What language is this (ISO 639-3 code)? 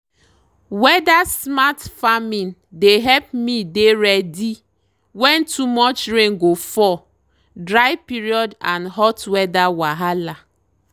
pcm